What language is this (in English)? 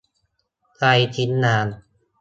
Thai